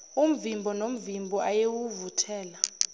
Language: Zulu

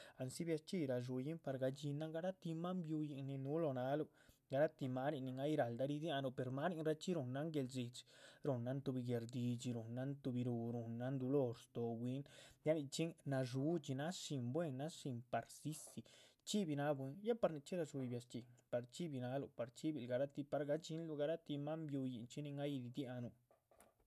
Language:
Chichicapan Zapotec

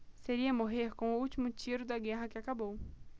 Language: Portuguese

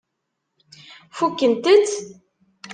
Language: Kabyle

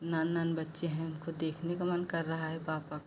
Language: Hindi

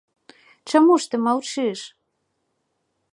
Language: Belarusian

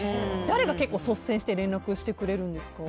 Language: Japanese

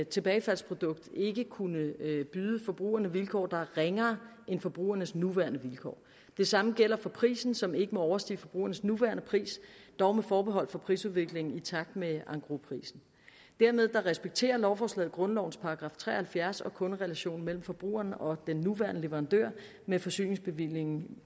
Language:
Danish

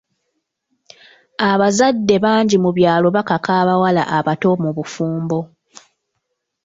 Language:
Ganda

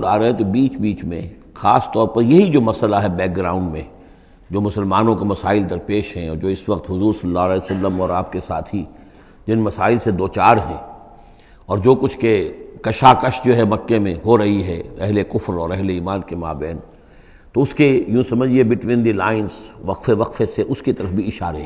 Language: Arabic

